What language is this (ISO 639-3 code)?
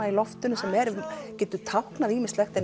isl